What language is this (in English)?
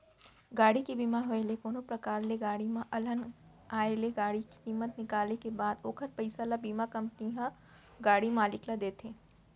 Chhattisgarhi